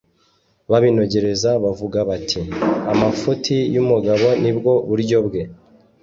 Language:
Kinyarwanda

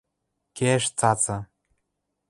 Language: Western Mari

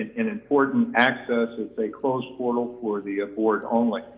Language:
English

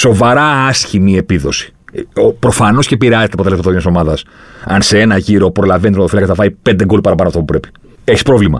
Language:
Greek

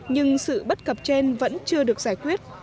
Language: Vietnamese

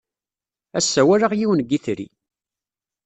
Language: Kabyle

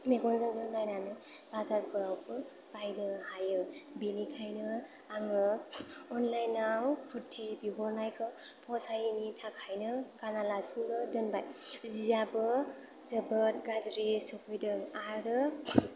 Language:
Bodo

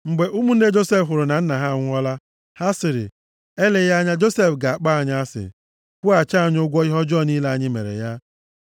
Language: Igbo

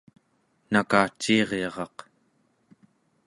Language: Central Yupik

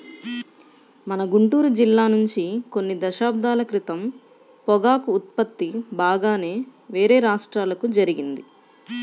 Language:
Telugu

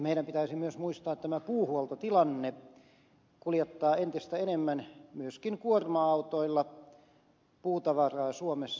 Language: Finnish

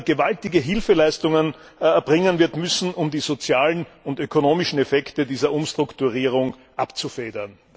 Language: German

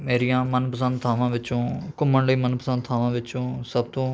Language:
Punjabi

